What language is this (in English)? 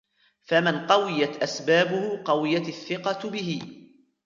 Arabic